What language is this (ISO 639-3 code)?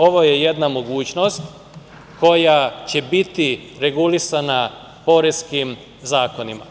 srp